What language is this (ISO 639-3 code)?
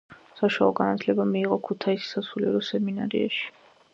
kat